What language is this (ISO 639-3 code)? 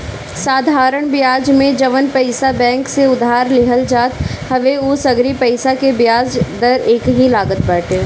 bho